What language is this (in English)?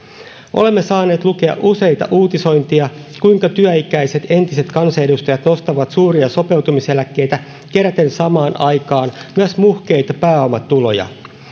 Finnish